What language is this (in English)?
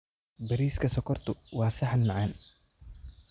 Somali